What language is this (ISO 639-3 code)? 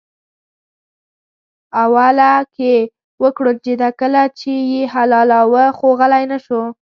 pus